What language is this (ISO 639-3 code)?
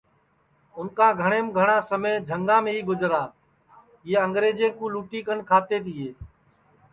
ssi